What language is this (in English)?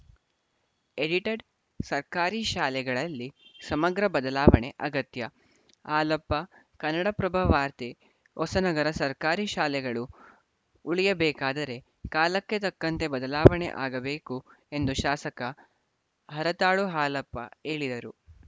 Kannada